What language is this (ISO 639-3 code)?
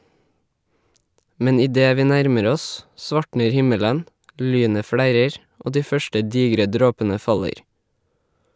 nor